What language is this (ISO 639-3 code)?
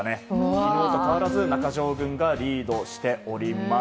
jpn